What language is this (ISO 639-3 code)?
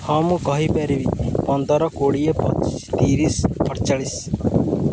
ori